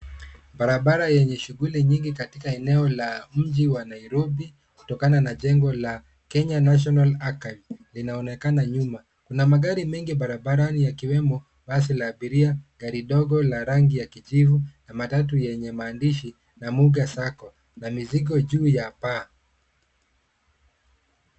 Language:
Swahili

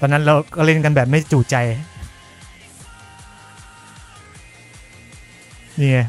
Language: Thai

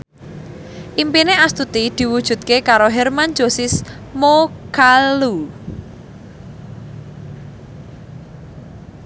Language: Javanese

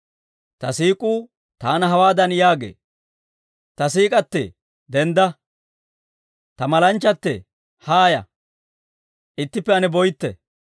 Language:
Dawro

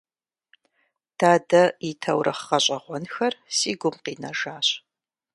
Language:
Kabardian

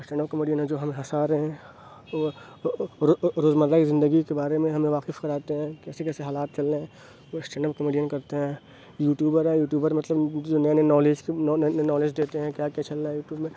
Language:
Urdu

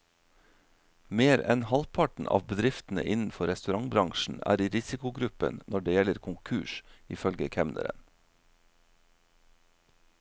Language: Norwegian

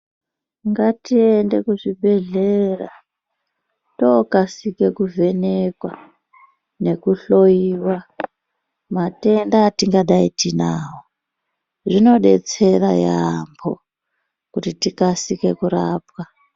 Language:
Ndau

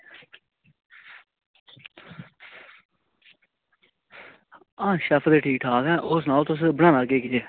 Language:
Dogri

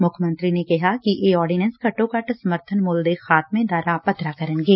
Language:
Punjabi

